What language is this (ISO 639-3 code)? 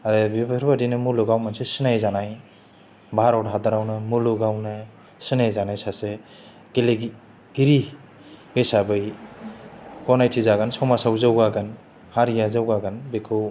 brx